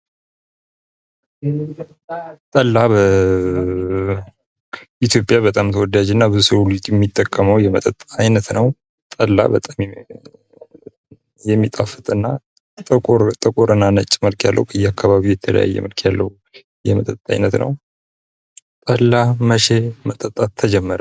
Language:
Amharic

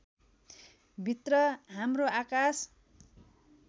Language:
Nepali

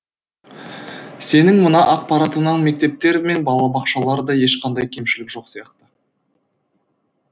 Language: Kazakh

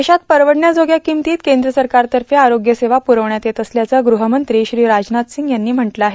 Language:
Marathi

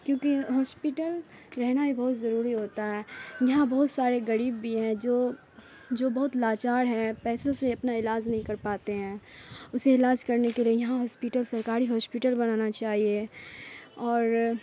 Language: Urdu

